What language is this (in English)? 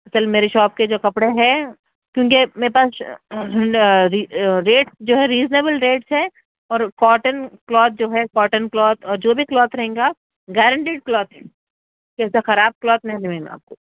Urdu